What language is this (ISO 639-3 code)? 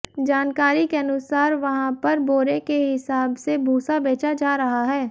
hin